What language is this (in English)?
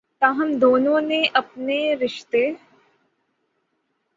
Urdu